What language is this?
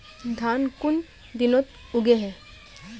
Magahi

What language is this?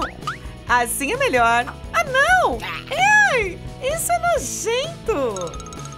Portuguese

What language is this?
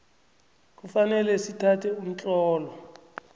South Ndebele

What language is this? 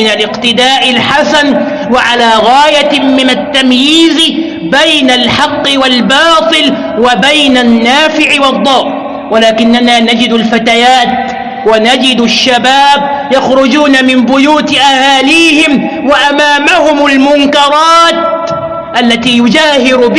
Arabic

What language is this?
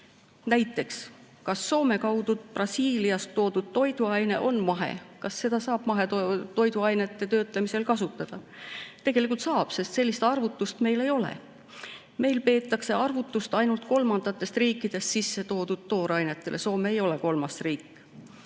Estonian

